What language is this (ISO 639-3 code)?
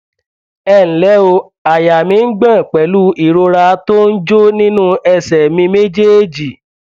yor